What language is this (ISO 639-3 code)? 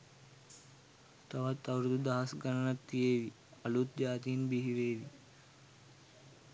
sin